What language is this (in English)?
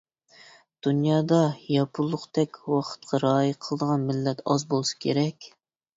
Uyghur